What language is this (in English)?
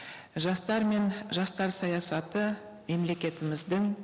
Kazakh